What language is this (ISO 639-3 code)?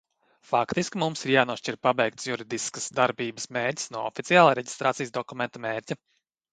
lav